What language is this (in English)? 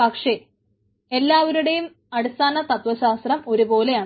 Malayalam